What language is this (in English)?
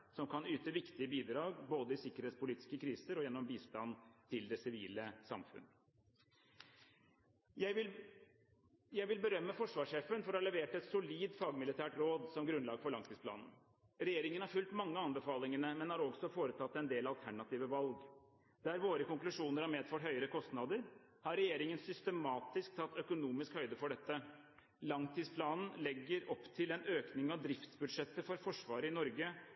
Norwegian Bokmål